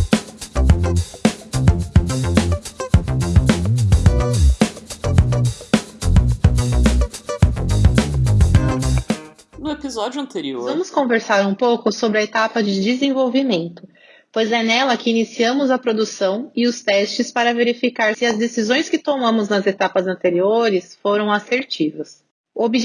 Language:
Portuguese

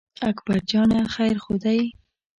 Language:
Pashto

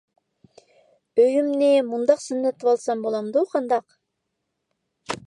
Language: Uyghur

